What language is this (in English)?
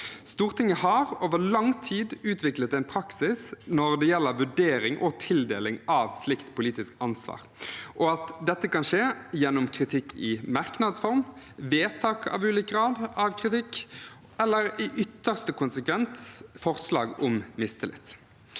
Norwegian